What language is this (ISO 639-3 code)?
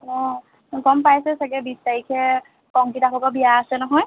asm